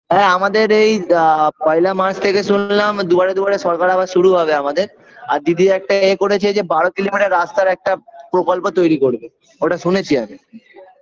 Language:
Bangla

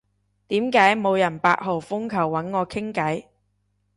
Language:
Cantonese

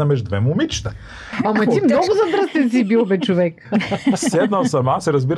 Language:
Bulgarian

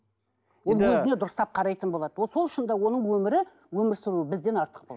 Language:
Kazakh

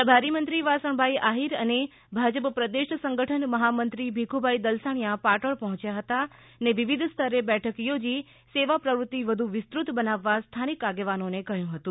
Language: Gujarati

